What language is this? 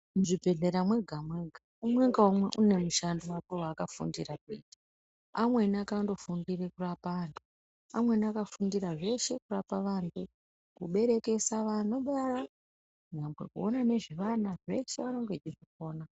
Ndau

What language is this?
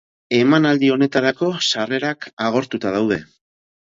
Basque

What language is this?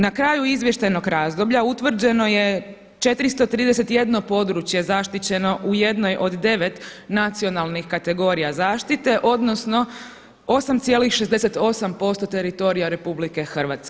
Croatian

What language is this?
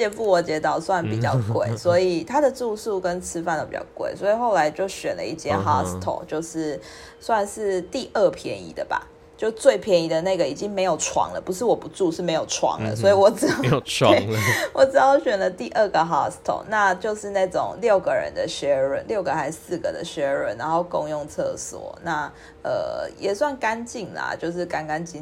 Chinese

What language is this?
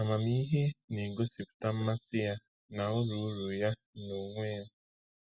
Igbo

